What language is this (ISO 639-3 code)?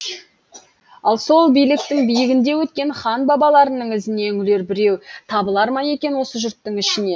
kaz